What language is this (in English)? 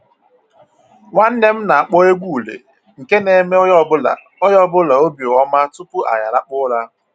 Igbo